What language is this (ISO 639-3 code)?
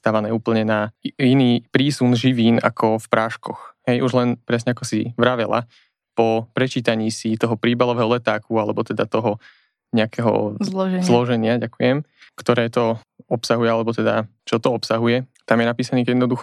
slk